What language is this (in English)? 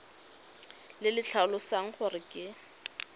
Tswana